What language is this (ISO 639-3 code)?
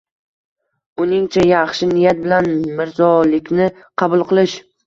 uzb